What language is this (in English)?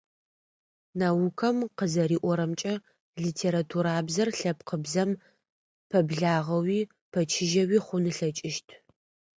Adyghe